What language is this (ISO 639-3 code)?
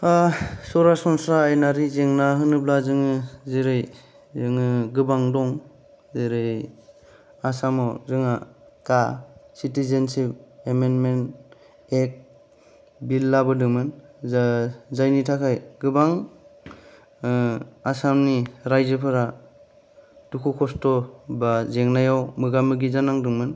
brx